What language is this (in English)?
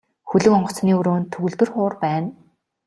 Mongolian